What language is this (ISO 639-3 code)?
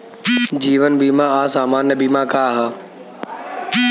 bho